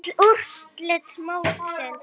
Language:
Icelandic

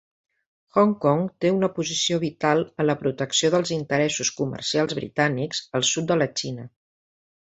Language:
Catalan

